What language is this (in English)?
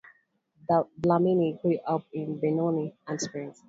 English